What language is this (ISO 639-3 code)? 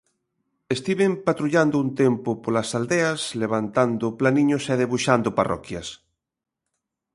glg